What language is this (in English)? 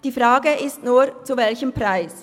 Swiss German